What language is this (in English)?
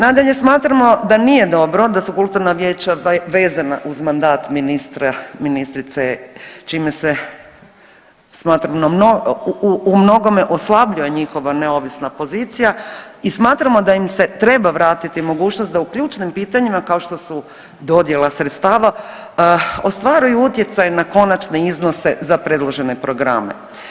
Croatian